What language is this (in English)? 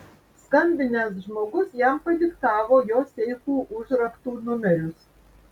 Lithuanian